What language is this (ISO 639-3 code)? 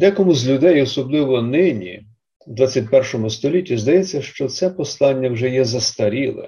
ukr